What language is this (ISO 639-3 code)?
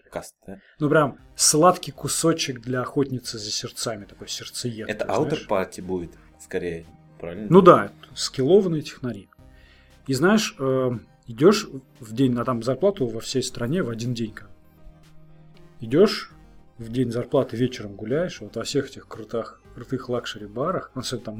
rus